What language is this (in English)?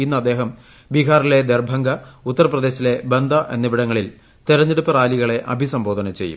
Malayalam